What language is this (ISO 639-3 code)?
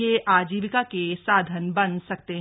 hin